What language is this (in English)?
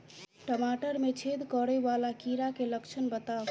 Maithili